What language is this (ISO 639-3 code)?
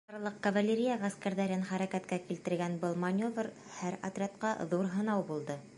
bak